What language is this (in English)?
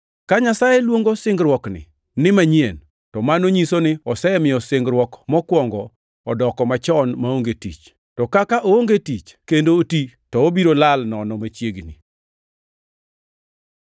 Luo (Kenya and Tanzania)